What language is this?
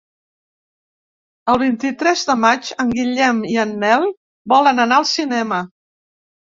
Catalan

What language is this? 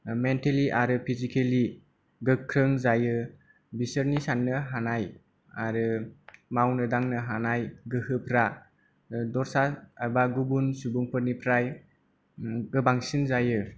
Bodo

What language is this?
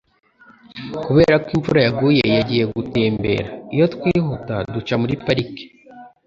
Kinyarwanda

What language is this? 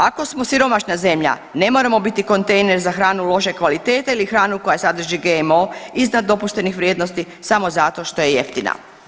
Croatian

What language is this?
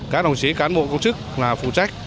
Vietnamese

